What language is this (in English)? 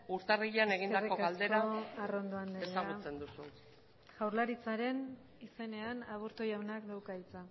Basque